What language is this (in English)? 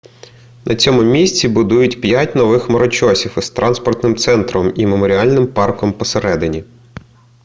Ukrainian